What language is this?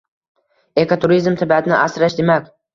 Uzbek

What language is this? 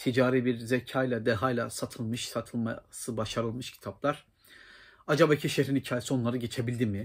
Turkish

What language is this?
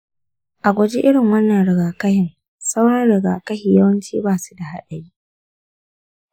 Hausa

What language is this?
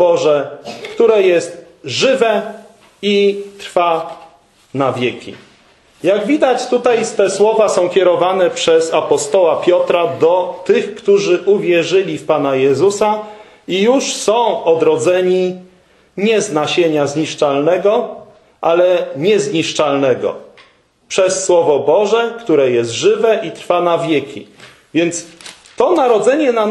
Polish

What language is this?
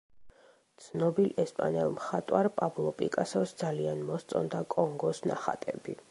Georgian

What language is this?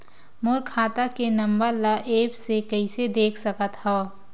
Chhattisgarhi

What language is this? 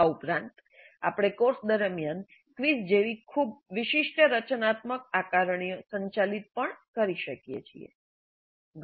Gujarati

